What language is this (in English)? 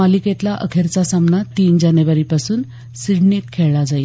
Marathi